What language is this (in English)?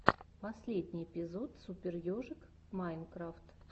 Russian